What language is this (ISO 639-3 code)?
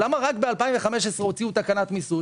heb